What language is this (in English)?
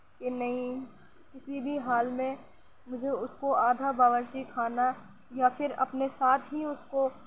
Urdu